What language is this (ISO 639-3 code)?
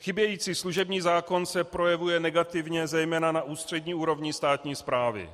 ces